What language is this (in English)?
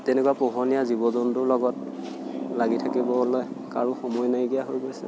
Assamese